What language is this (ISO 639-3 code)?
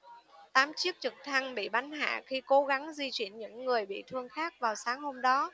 vie